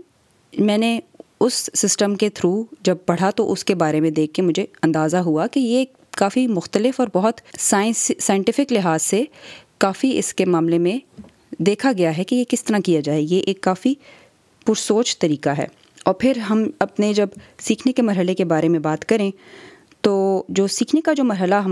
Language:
Urdu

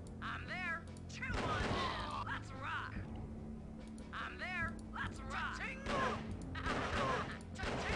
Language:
Dutch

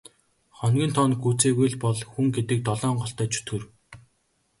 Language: Mongolian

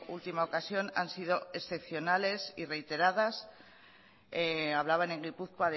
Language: Spanish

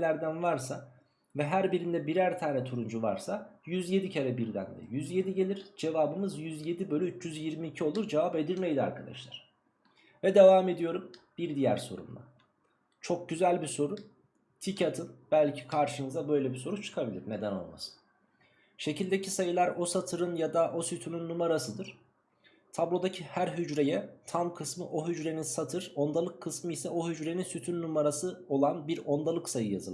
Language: Turkish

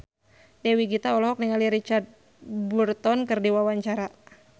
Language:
Sundanese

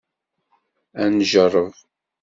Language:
Kabyle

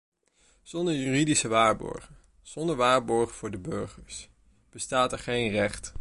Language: Dutch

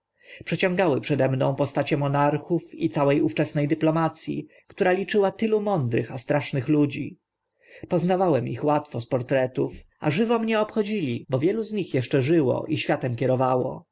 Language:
Polish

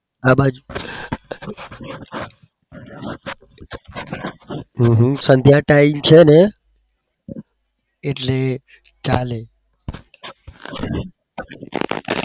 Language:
Gujarati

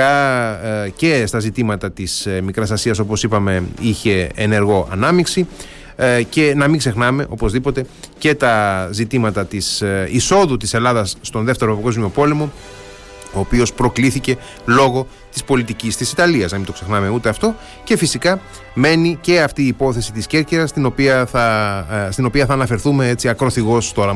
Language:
Greek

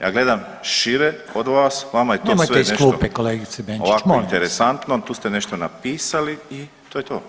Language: Croatian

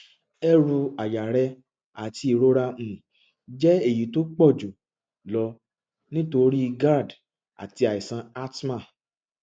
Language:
Yoruba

